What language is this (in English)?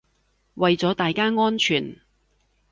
Cantonese